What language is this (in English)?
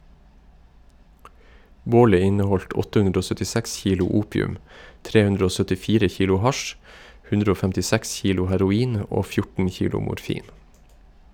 Norwegian